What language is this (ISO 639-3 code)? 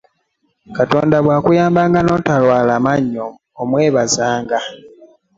lug